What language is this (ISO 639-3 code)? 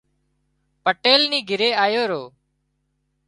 kxp